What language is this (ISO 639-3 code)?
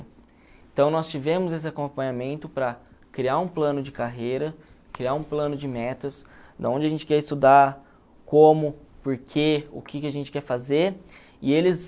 por